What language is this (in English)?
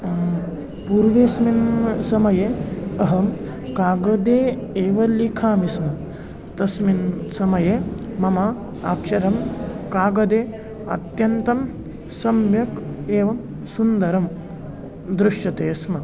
Sanskrit